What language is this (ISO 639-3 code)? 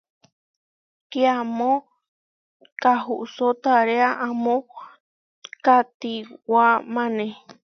var